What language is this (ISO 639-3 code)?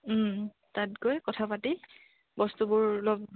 asm